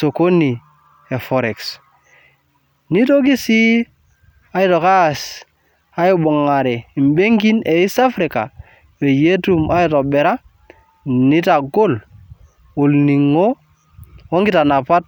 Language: Masai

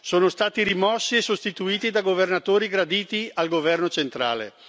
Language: Italian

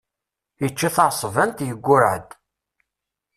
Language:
Kabyle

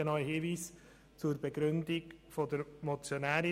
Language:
Swiss German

